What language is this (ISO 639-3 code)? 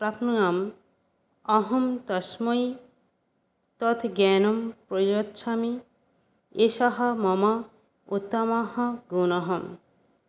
san